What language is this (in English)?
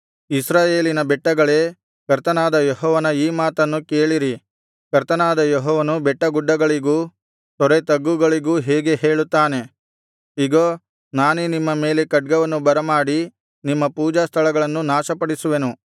Kannada